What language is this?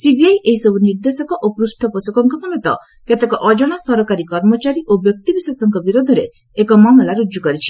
Odia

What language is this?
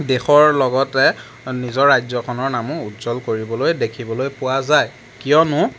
Assamese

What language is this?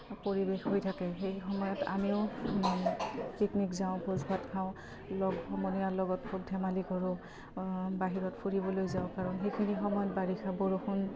Assamese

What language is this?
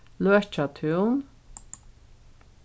Faroese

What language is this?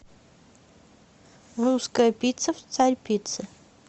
Russian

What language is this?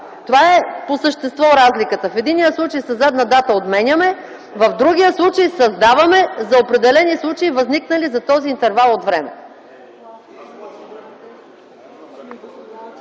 Bulgarian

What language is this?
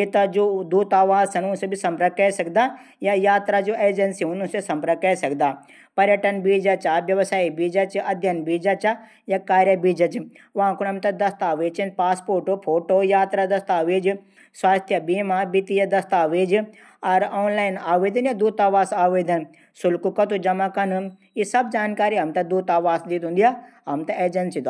Garhwali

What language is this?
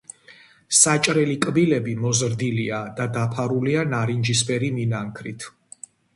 Georgian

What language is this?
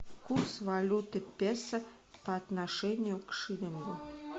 Russian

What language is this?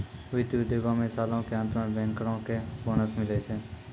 Maithili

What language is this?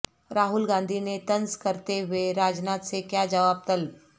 Urdu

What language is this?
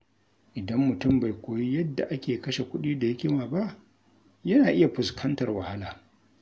Hausa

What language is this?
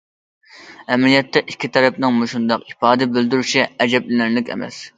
Uyghur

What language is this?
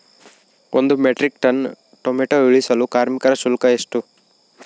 Kannada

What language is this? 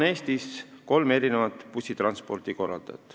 Estonian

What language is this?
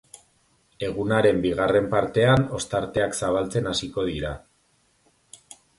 Basque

